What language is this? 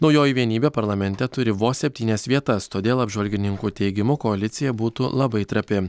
Lithuanian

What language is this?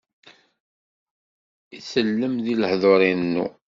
Kabyle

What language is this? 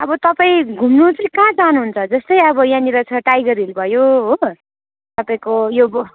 Nepali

